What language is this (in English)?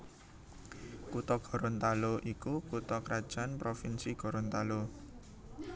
Javanese